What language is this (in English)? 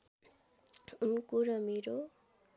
Nepali